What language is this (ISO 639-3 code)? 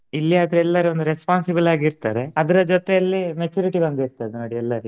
kan